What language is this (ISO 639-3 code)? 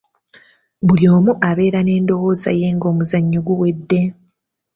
lug